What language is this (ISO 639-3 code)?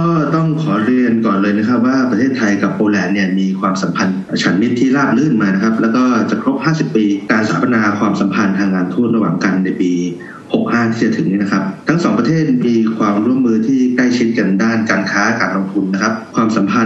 tha